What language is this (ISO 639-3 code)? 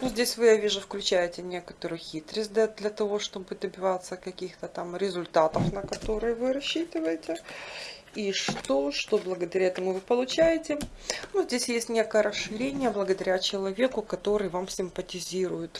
rus